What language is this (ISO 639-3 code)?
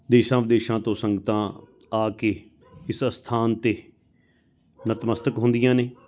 pan